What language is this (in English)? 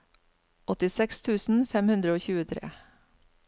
Norwegian